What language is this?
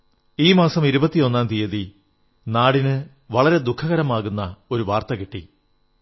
Malayalam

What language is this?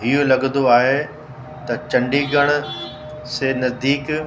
Sindhi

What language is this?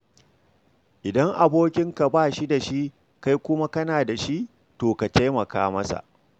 Hausa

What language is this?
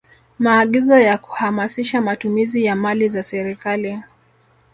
Swahili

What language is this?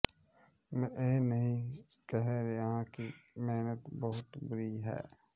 Punjabi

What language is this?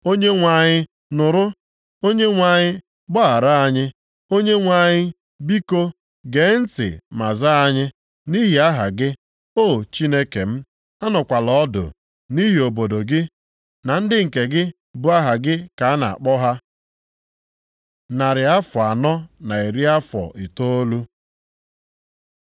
Igbo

